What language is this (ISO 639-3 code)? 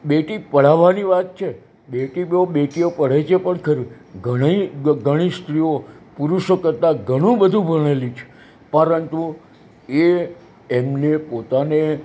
guj